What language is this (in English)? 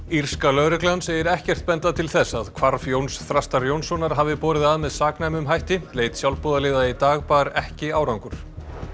Icelandic